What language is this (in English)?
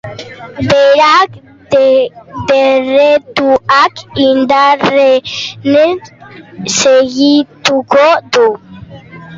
Basque